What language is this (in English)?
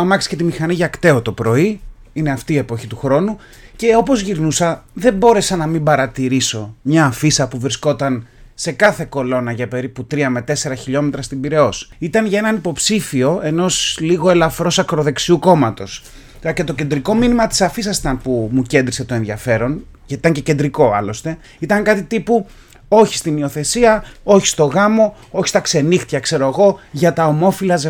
Greek